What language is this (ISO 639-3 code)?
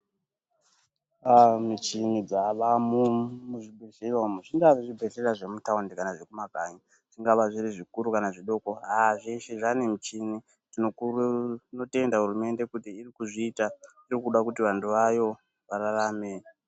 ndc